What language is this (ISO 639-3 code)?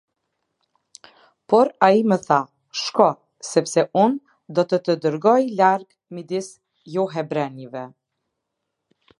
sqi